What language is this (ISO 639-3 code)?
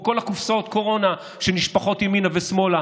heb